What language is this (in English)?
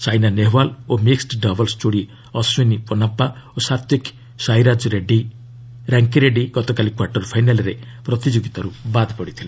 Odia